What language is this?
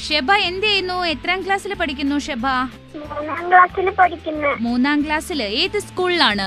Malayalam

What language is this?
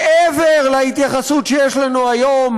Hebrew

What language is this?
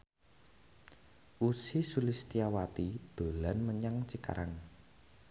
Javanese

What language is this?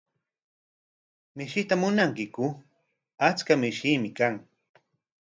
Corongo Ancash Quechua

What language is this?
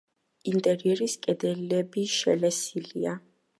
Georgian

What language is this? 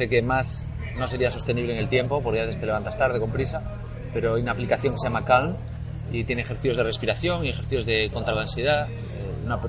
Spanish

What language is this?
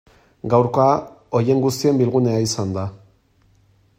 Basque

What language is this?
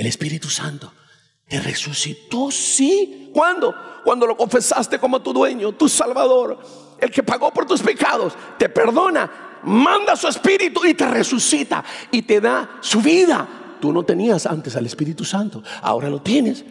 Spanish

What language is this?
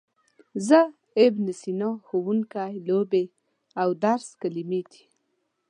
Pashto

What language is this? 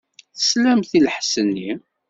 Kabyle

